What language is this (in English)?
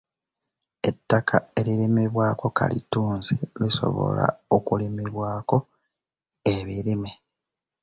Ganda